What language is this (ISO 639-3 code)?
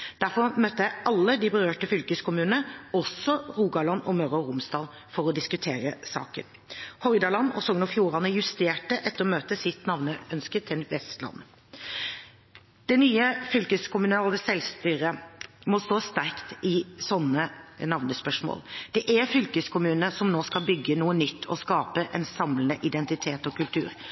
nob